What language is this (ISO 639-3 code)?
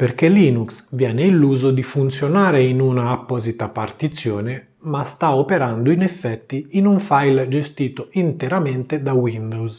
ita